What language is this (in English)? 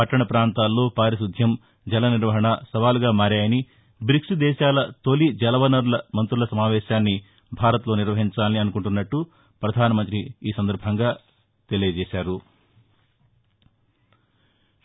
Telugu